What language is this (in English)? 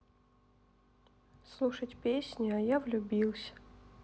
Russian